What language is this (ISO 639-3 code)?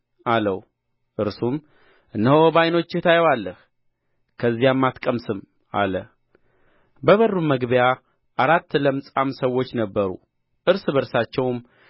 amh